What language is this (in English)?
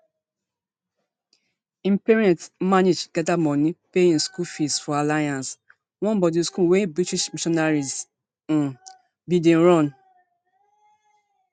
Nigerian Pidgin